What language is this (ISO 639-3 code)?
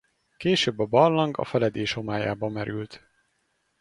hun